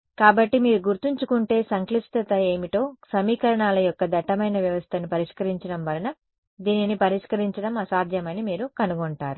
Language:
Telugu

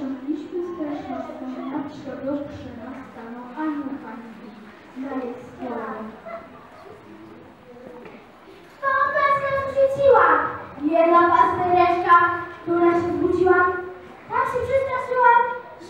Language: Polish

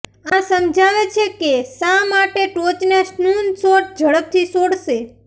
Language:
Gujarati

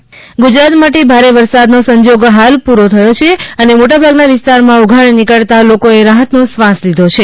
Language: Gujarati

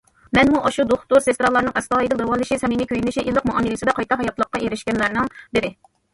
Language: Uyghur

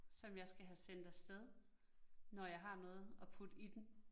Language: Danish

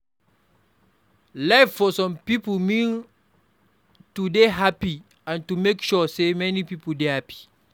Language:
Nigerian Pidgin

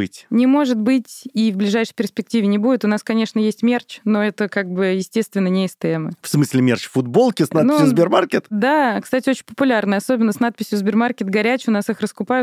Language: Russian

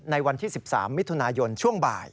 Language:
Thai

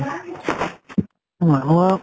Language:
Assamese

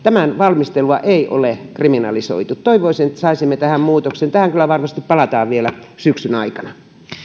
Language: Finnish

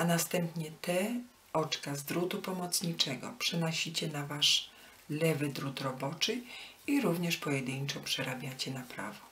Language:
Polish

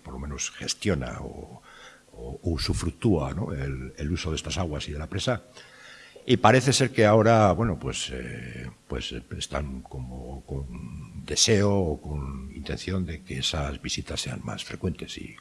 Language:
Spanish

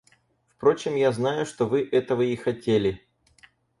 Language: Russian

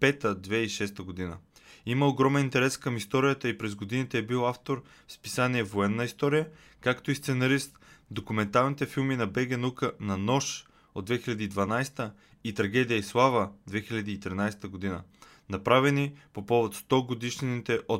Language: Bulgarian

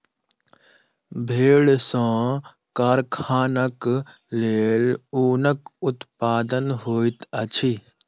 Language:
Maithili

